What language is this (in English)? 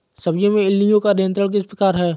Hindi